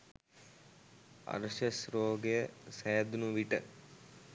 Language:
Sinhala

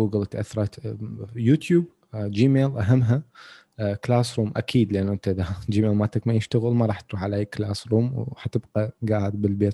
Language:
Arabic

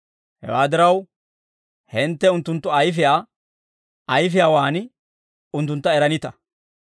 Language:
Dawro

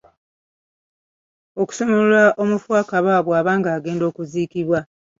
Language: Ganda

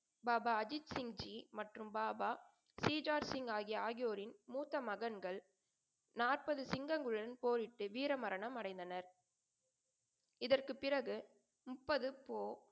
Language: Tamil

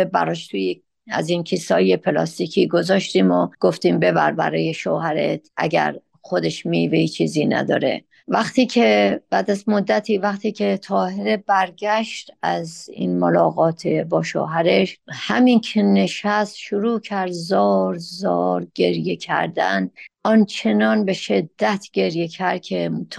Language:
Persian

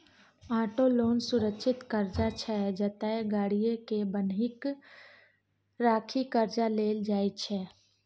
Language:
Maithili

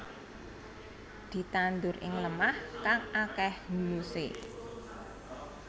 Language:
Javanese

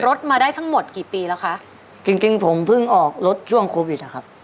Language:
Thai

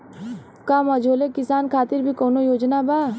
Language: Bhojpuri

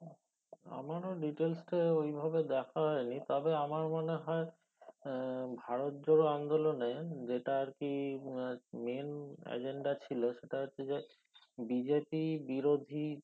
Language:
Bangla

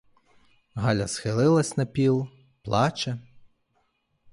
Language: Ukrainian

